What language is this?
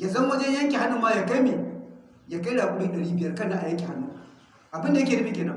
Hausa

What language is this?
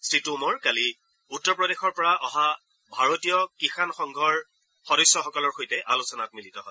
Assamese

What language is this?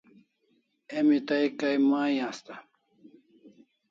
Kalasha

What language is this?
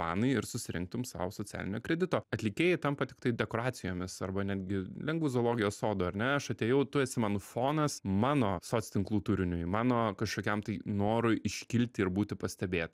Lithuanian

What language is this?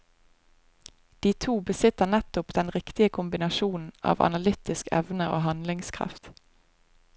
Norwegian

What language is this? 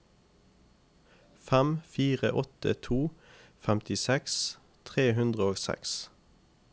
Norwegian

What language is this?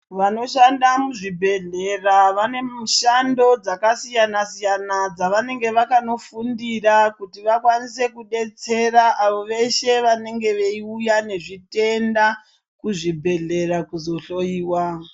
Ndau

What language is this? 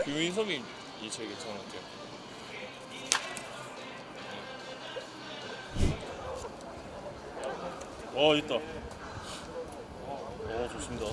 Korean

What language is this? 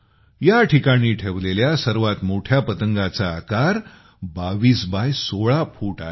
Marathi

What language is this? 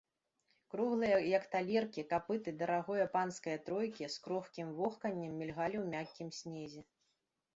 Belarusian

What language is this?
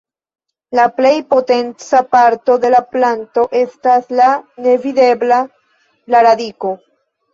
Esperanto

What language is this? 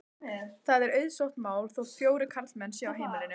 Icelandic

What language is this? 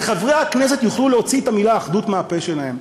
Hebrew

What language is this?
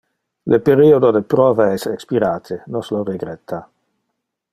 Interlingua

